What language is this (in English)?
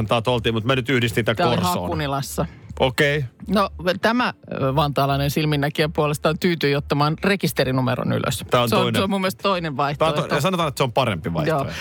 Finnish